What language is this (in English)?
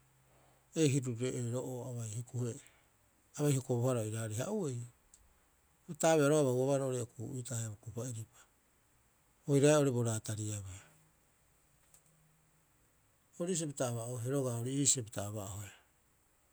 Rapoisi